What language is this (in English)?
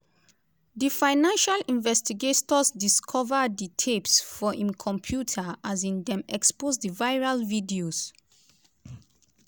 Nigerian Pidgin